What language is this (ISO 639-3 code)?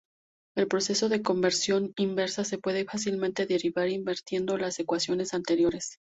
spa